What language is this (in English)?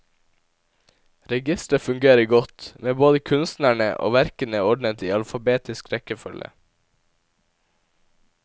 Norwegian